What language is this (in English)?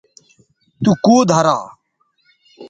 Bateri